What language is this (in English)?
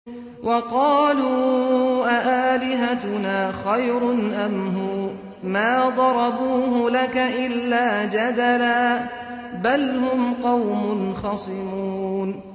Arabic